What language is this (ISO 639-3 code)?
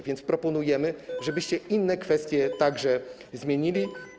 pol